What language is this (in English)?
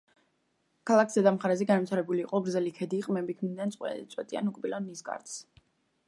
Georgian